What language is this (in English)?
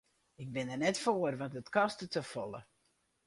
Western Frisian